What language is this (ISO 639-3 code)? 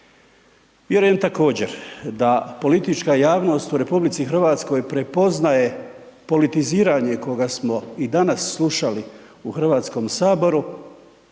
hrv